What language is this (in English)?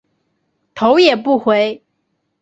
Chinese